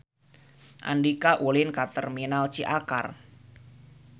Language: Sundanese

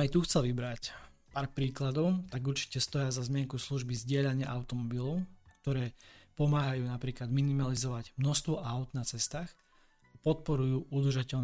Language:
Slovak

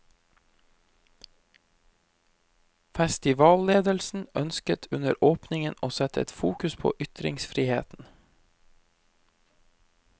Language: Norwegian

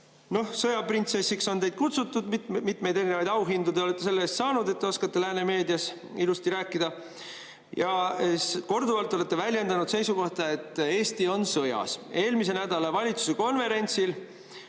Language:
Estonian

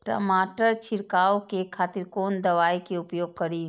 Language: Maithili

